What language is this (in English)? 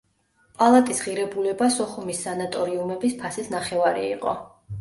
Georgian